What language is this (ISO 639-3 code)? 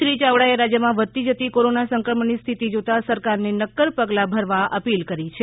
guj